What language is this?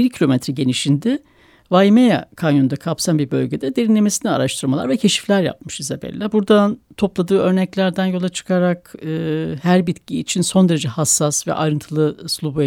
Turkish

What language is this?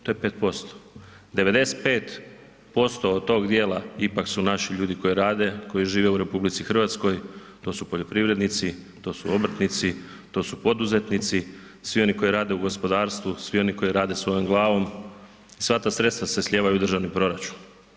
Croatian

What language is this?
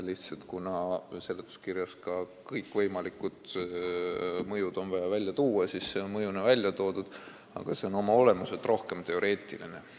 Estonian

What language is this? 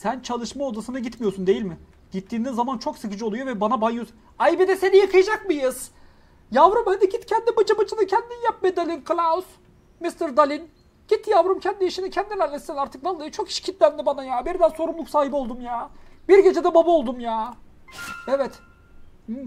Turkish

